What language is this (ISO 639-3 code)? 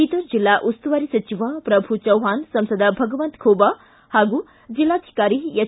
kan